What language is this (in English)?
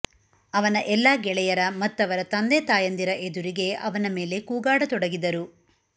Kannada